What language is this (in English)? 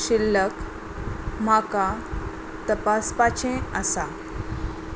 Konkani